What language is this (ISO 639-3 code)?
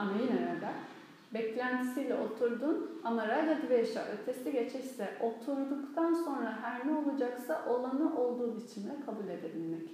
tur